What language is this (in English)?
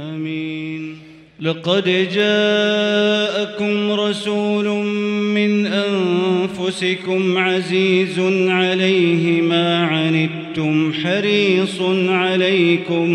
Arabic